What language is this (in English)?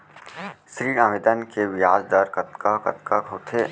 Chhattisgarhi